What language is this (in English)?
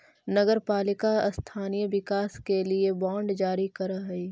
Magahi